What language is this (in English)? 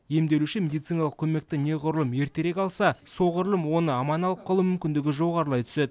Kazakh